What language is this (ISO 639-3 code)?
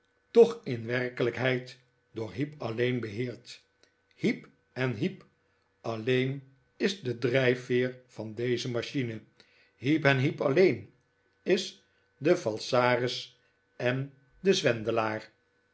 nld